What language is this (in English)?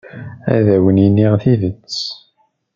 Kabyle